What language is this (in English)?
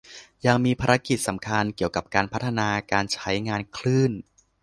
Thai